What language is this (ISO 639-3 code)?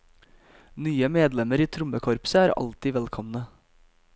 nor